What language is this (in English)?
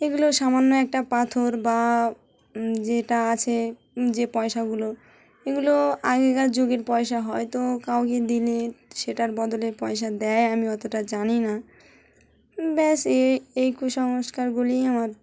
Bangla